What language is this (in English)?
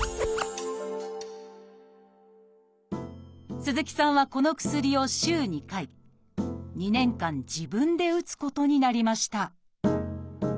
Japanese